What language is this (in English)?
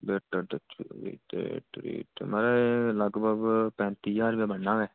Dogri